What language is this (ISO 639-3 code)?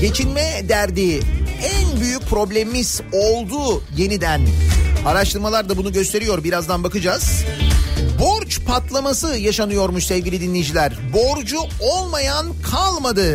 tur